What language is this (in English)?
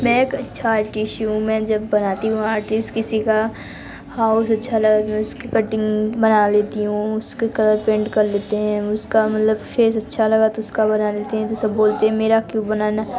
Hindi